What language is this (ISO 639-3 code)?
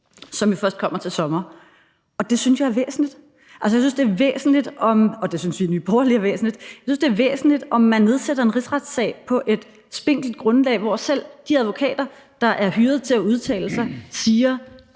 dan